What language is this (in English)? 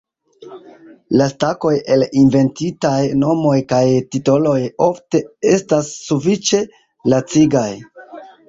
Esperanto